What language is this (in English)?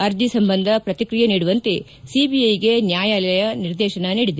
Kannada